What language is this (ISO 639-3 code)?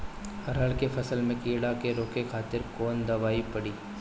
bho